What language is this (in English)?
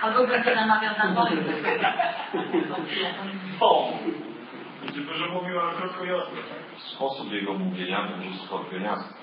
Polish